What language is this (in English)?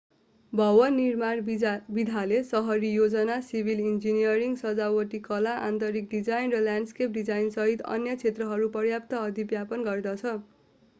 Nepali